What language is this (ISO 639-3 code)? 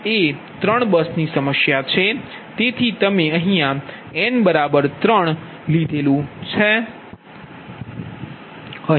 guj